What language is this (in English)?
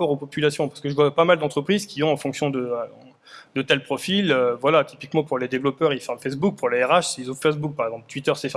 French